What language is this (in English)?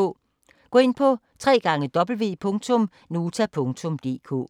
Danish